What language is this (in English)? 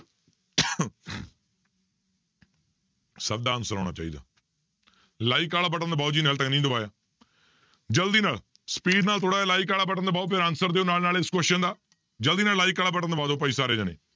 Punjabi